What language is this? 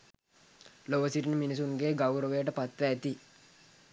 Sinhala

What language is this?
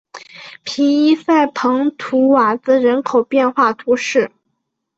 Chinese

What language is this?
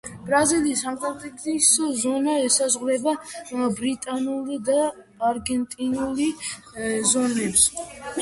Georgian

